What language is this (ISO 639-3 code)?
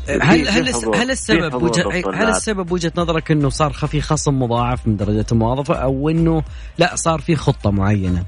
ara